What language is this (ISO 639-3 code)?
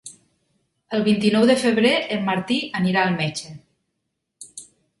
cat